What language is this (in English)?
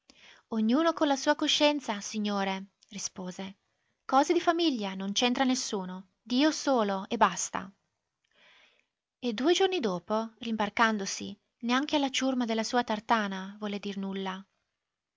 Italian